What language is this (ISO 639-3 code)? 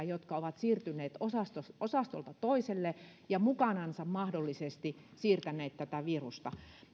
fin